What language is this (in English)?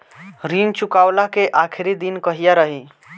Bhojpuri